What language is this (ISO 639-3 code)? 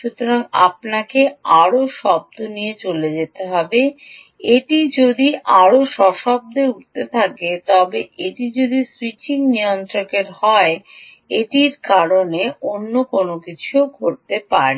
ben